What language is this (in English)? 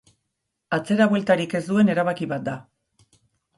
Basque